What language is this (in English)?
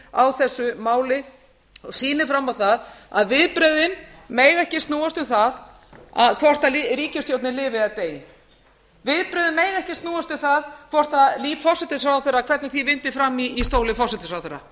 Icelandic